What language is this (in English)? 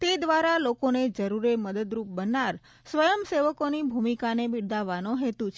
Gujarati